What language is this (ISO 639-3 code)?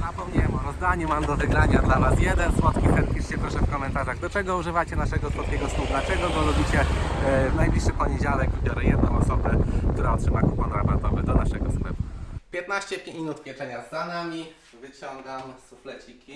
pol